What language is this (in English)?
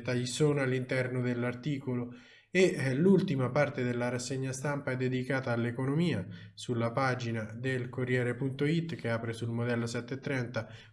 Italian